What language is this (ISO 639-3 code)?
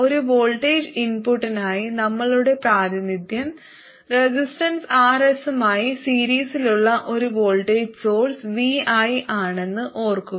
mal